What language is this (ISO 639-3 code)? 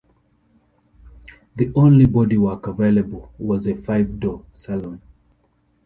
eng